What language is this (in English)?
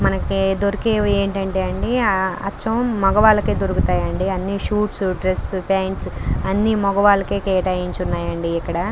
Telugu